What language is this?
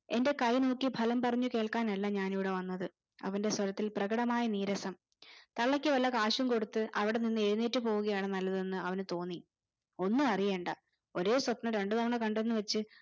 Malayalam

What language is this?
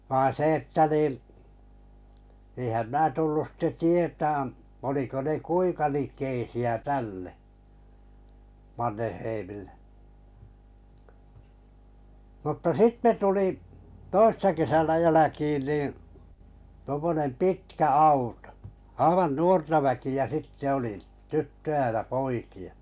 Finnish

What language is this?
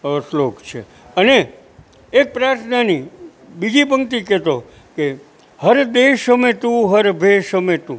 Gujarati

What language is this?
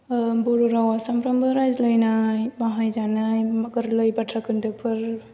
Bodo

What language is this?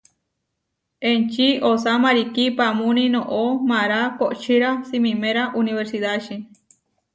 Huarijio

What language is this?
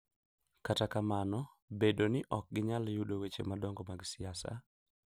Luo (Kenya and Tanzania)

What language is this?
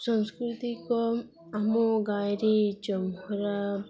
Odia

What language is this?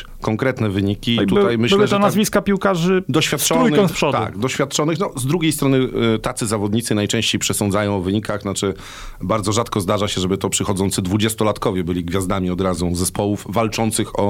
Polish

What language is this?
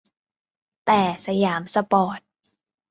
Thai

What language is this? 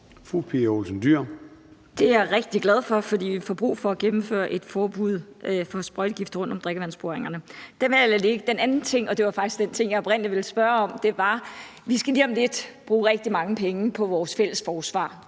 Danish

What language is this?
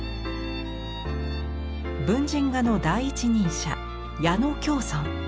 Japanese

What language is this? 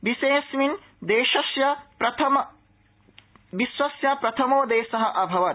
Sanskrit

